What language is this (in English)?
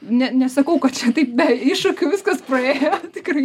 Lithuanian